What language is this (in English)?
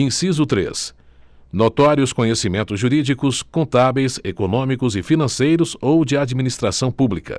Portuguese